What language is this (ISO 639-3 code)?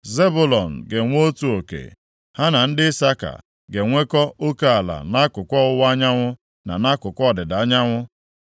ibo